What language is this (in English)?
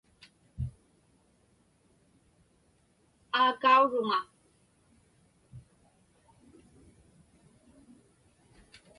Inupiaq